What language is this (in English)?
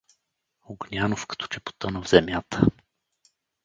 Bulgarian